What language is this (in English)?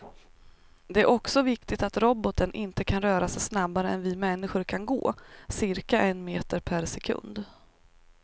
Swedish